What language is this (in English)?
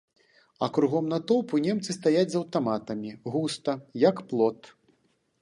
Belarusian